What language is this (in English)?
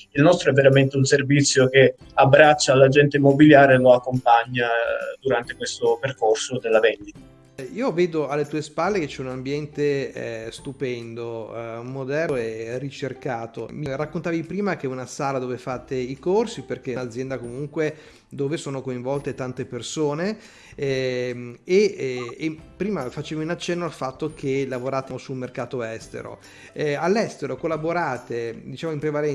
Italian